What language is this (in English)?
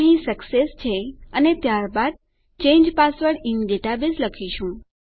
Gujarati